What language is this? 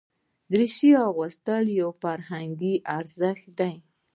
Pashto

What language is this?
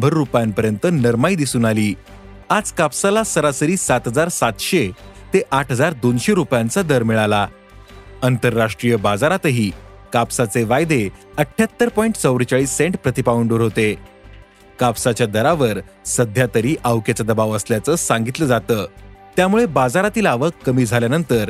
Marathi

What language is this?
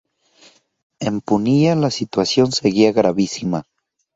Spanish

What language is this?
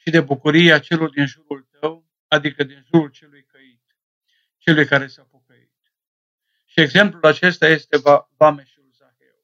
Romanian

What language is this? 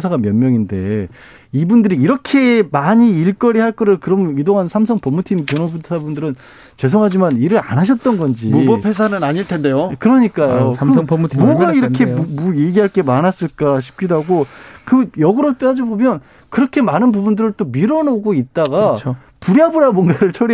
Korean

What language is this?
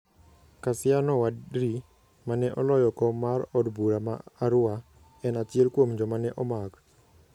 Luo (Kenya and Tanzania)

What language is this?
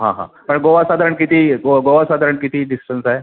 Marathi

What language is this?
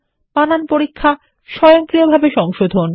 Bangla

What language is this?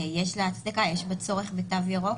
Hebrew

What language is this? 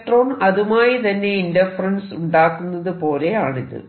Malayalam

